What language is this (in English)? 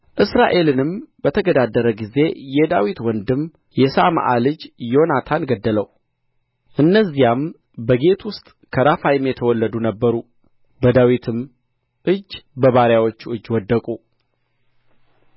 Amharic